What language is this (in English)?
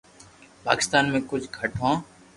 Loarki